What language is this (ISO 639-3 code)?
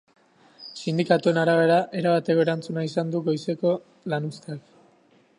eus